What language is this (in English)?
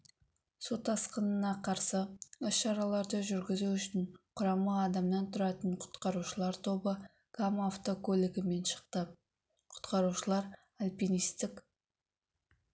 Kazakh